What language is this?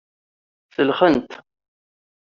Kabyle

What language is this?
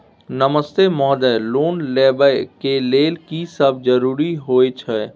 Maithili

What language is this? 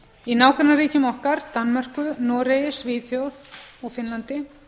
Icelandic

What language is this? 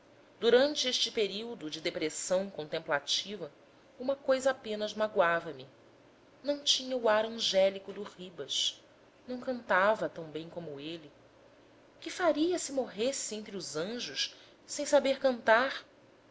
Portuguese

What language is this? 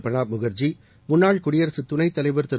Tamil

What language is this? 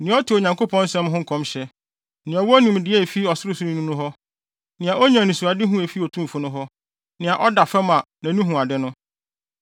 Akan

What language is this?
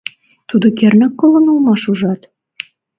Mari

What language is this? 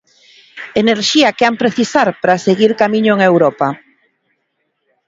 Galician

